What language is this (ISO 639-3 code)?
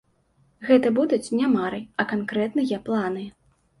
bel